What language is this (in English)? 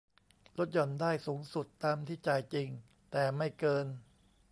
Thai